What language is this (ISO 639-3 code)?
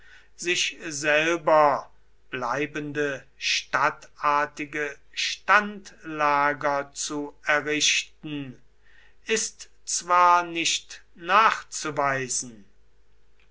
deu